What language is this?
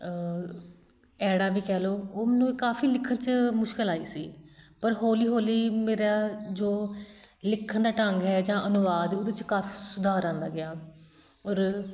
Punjabi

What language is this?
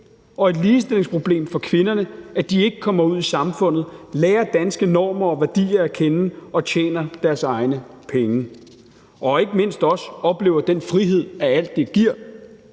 Danish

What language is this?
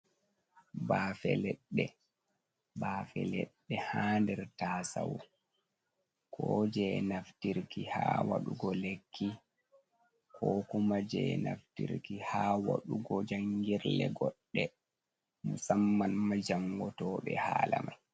Fula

